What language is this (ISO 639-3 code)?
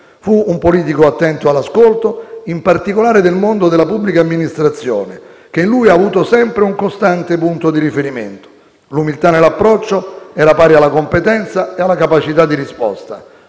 ita